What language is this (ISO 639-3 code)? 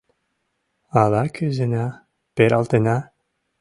chm